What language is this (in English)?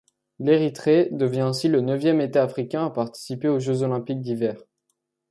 French